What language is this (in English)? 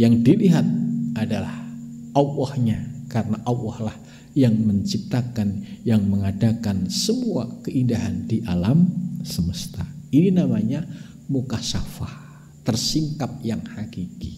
Indonesian